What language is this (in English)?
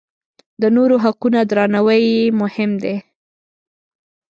Pashto